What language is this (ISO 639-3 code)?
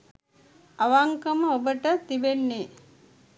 sin